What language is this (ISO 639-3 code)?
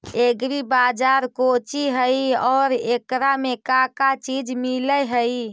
mag